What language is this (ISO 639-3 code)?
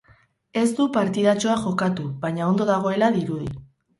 eus